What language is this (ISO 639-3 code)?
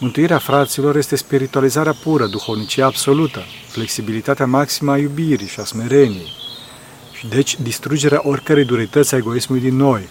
ron